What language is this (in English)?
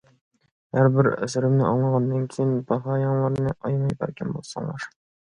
Uyghur